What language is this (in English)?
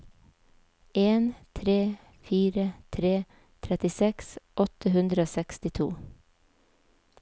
Norwegian